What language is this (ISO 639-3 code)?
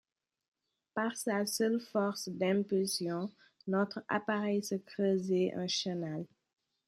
fra